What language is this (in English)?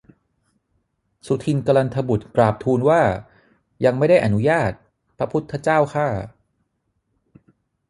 Thai